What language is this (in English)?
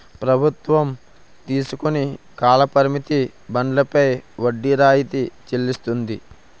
Telugu